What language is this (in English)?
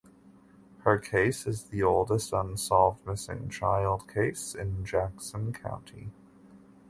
English